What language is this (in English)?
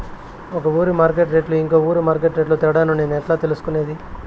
Telugu